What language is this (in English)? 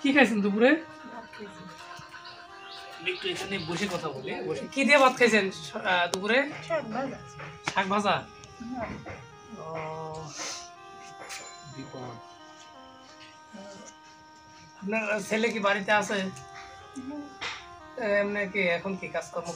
Arabic